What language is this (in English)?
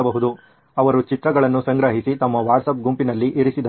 Kannada